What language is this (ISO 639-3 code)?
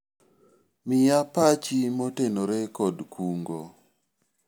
luo